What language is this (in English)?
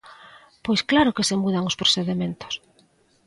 Galician